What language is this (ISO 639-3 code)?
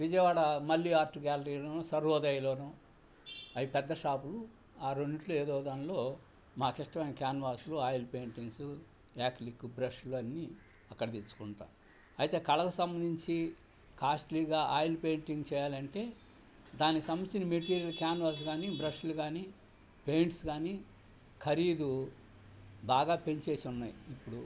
tel